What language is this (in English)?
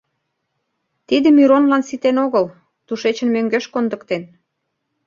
Mari